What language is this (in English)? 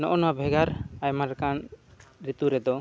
Santali